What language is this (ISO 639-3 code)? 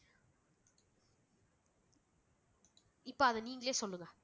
tam